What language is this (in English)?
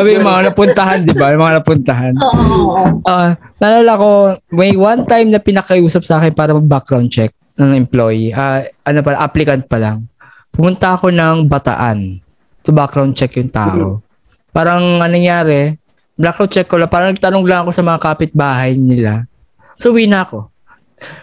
Filipino